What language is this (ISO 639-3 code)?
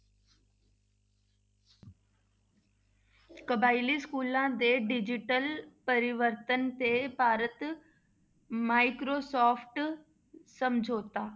pan